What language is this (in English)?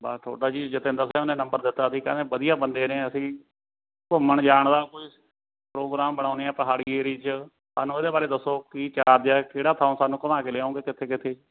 Punjabi